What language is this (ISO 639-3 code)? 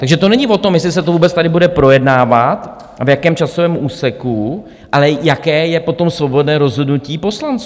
ces